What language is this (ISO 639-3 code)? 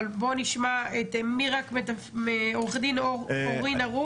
heb